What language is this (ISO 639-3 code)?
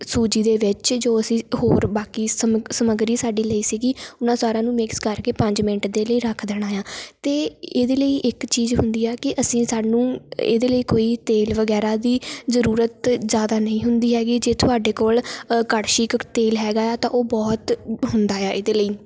pan